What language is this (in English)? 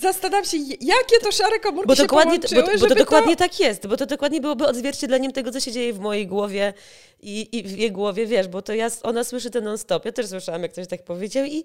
Polish